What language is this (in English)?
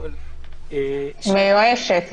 Hebrew